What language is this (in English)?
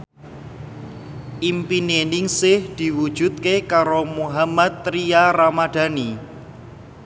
Javanese